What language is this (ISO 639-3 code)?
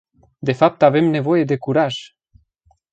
ron